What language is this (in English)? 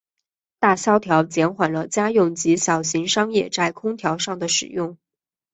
Chinese